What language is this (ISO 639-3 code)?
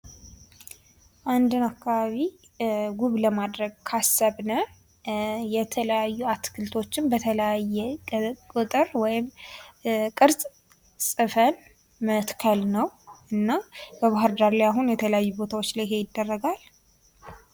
amh